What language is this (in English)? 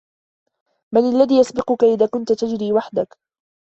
Arabic